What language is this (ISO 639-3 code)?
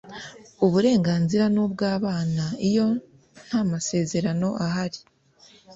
kin